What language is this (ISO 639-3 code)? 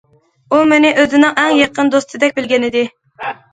uig